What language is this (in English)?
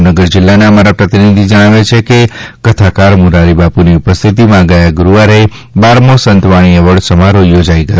Gujarati